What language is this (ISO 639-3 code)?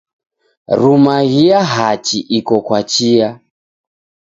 dav